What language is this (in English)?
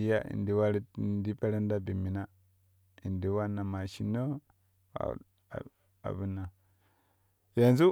Kushi